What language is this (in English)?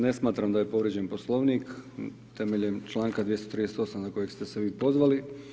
Croatian